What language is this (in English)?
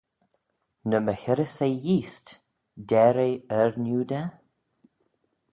Manx